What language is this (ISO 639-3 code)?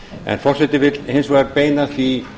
isl